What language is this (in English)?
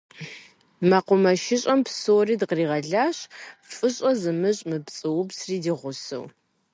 Kabardian